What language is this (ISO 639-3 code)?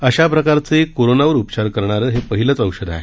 mar